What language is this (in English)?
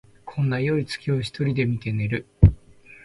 Japanese